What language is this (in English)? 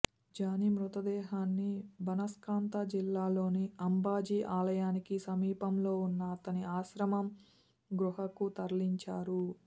Telugu